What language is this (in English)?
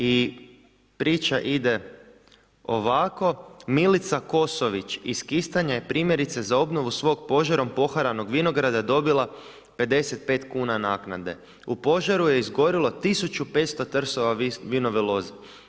Croatian